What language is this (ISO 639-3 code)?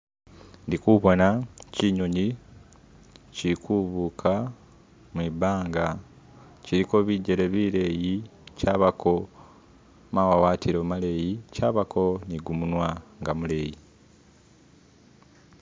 myx